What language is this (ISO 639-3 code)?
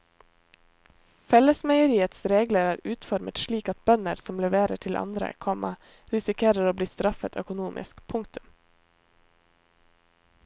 nor